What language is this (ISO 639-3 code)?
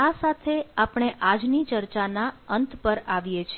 guj